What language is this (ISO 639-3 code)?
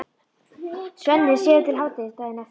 isl